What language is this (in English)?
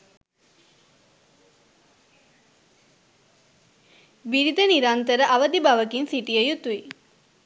Sinhala